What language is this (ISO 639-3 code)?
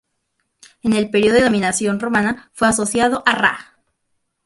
spa